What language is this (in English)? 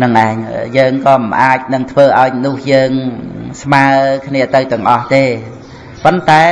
Vietnamese